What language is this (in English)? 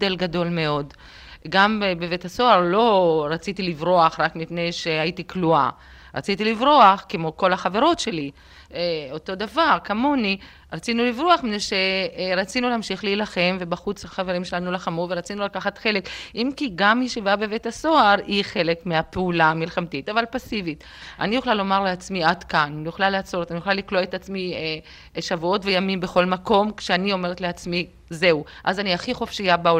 Hebrew